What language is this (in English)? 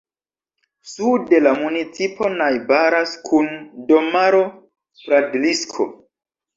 Esperanto